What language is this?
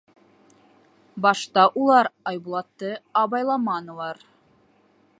Bashkir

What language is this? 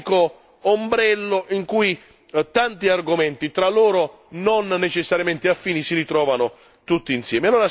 Italian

